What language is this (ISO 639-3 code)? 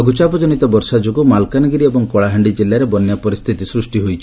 ori